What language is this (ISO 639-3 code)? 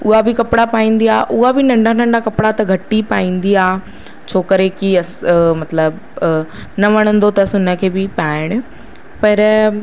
snd